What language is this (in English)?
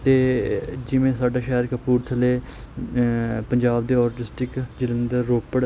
Punjabi